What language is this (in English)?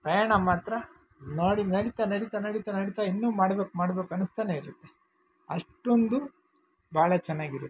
Kannada